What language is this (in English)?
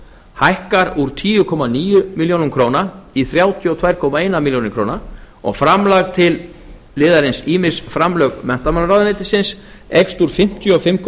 Icelandic